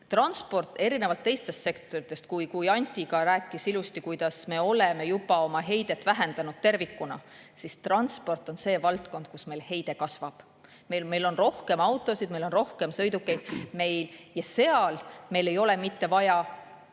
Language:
Estonian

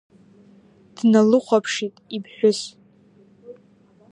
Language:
Abkhazian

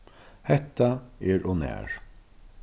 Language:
Faroese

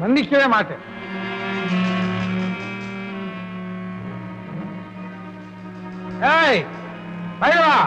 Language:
Tamil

